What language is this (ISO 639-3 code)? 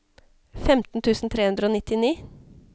nor